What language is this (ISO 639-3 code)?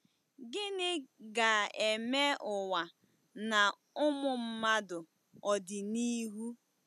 ibo